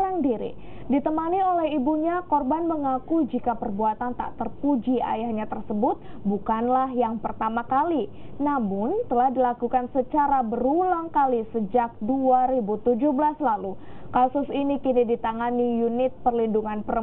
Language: Indonesian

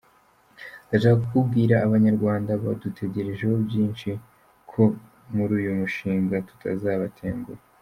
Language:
Kinyarwanda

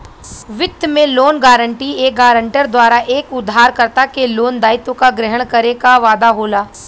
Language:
Bhojpuri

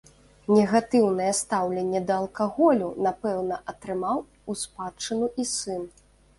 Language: Belarusian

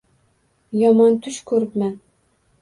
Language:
Uzbek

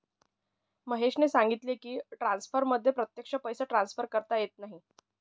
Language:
Marathi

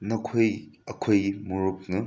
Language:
Manipuri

